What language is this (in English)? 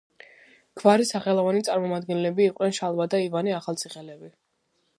Georgian